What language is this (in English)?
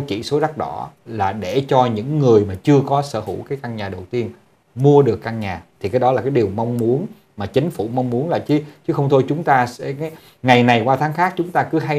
Vietnamese